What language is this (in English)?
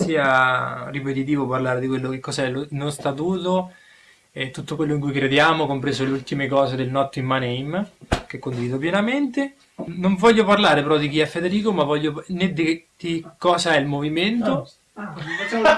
Italian